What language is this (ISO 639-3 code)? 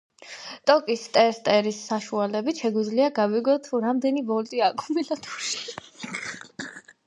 kat